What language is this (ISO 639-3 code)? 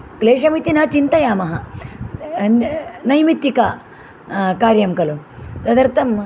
san